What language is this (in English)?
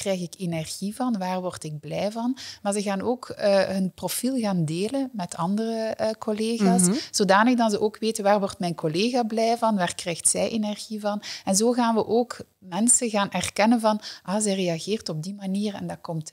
Dutch